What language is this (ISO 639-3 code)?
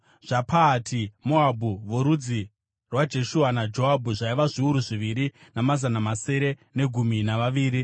sna